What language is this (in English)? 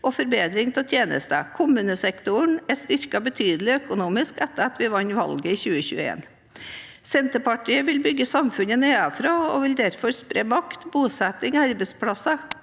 Norwegian